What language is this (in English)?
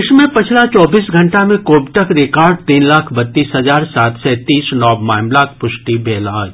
Maithili